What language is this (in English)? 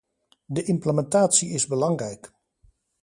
Dutch